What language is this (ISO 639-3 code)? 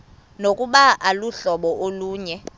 xho